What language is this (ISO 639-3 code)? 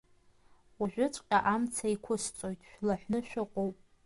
abk